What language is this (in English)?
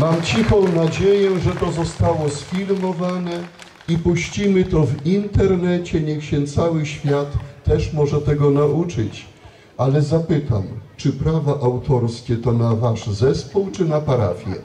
Polish